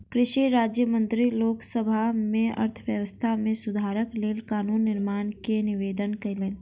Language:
Maithili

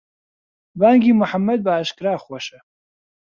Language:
Central Kurdish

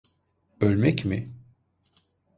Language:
Turkish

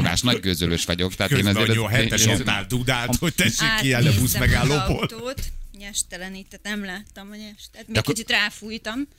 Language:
Hungarian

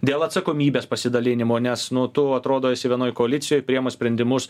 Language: Lithuanian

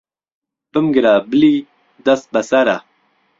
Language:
Central Kurdish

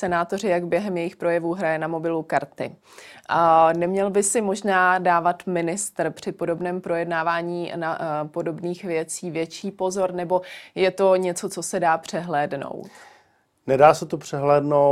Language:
Czech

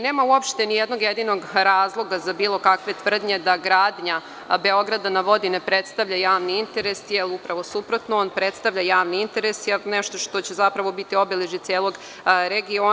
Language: Serbian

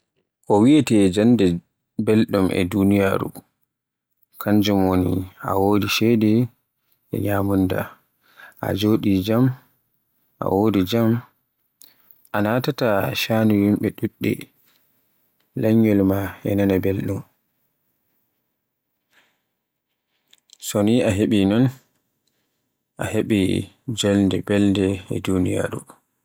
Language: Borgu Fulfulde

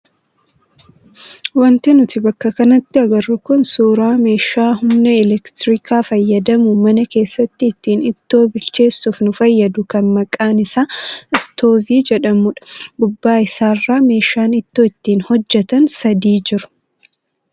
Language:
Oromo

